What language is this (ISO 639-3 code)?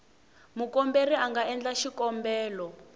tso